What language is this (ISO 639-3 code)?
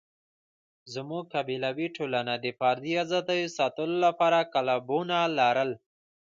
pus